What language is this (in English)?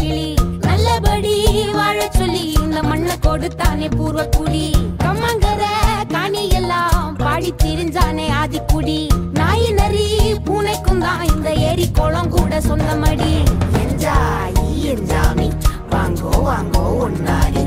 Polish